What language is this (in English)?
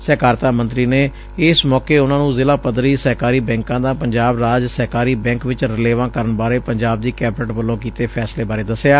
Punjabi